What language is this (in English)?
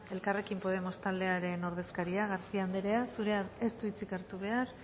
Basque